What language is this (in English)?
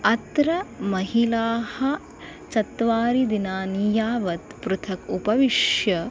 Sanskrit